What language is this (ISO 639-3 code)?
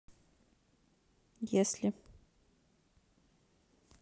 rus